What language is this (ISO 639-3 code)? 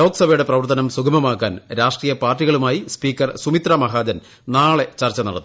mal